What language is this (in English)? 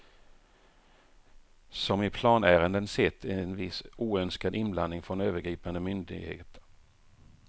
Swedish